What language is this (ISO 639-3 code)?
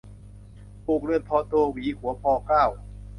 tha